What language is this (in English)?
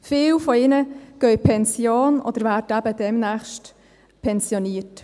Swiss German